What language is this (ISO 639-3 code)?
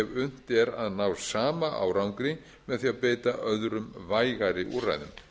isl